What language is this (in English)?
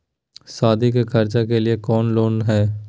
Magahi